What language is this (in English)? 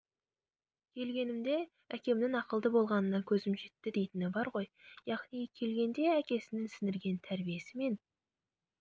Kazakh